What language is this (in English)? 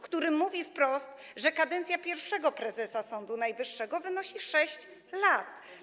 Polish